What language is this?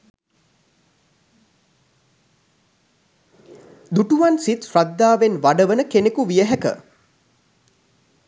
Sinhala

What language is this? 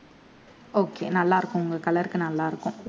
Tamil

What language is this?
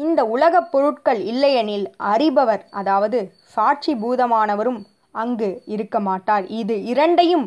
Tamil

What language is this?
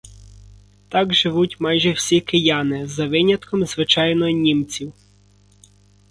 Ukrainian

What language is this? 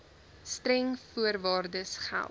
Afrikaans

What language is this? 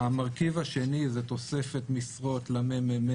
Hebrew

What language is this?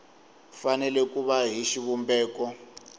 Tsonga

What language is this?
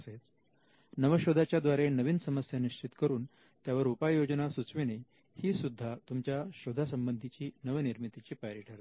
Marathi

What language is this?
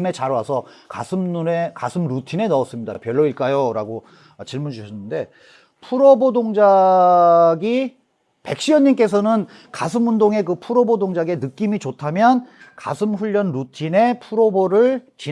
Korean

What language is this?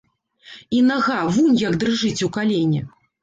Belarusian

